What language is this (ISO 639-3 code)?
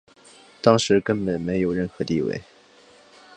zho